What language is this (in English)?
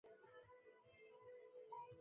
Chinese